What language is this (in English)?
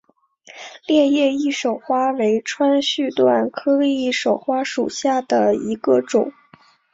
Chinese